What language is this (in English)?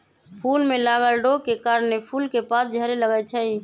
Magahi